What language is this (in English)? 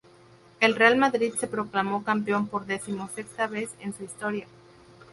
Spanish